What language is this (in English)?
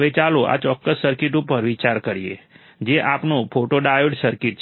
Gujarati